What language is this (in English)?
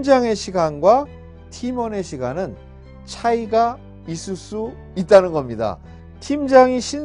Korean